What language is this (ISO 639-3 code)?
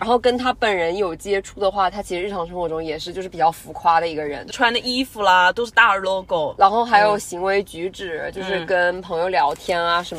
zho